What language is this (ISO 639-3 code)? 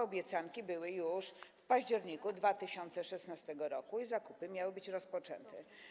pol